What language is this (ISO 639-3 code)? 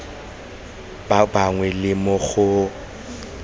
tsn